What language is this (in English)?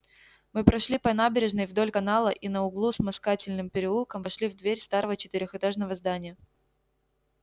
Russian